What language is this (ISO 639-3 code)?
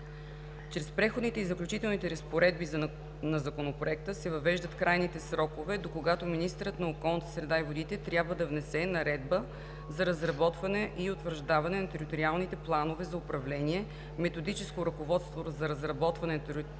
bul